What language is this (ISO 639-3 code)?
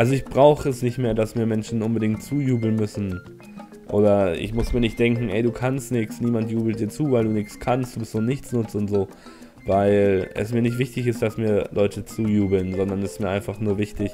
deu